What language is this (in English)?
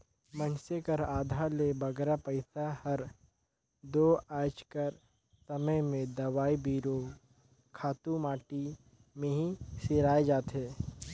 Chhattisgarhi